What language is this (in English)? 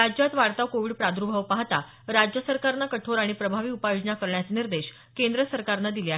Marathi